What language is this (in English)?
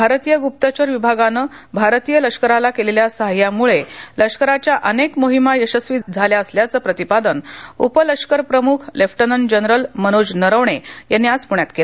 Marathi